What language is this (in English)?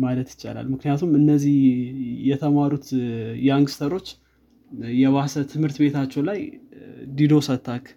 Amharic